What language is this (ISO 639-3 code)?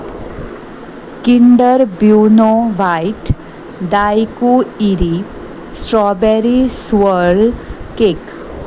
kok